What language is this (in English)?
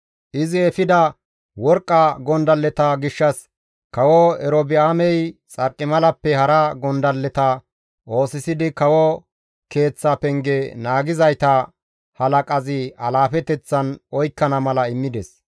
Gamo